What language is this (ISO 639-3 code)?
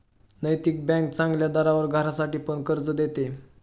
mar